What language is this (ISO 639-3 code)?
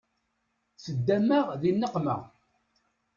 kab